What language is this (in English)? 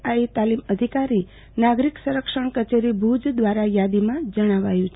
Gujarati